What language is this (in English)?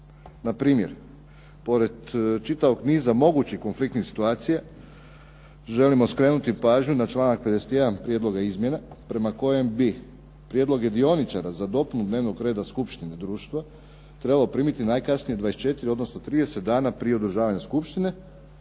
Croatian